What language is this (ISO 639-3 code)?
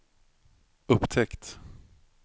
swe